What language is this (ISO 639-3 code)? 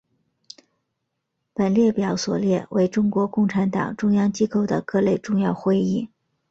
zho